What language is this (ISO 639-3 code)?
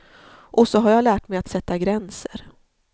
swe